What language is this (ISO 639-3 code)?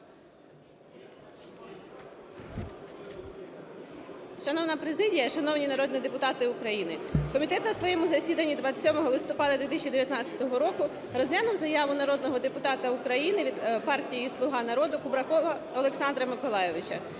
ukr